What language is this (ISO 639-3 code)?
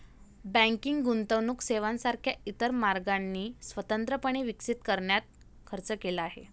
mar